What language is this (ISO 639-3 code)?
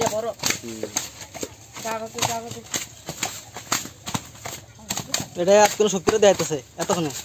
ara